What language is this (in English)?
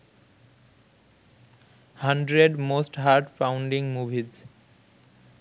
Bangla